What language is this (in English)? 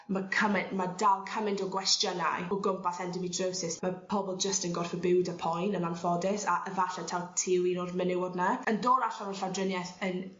Welsh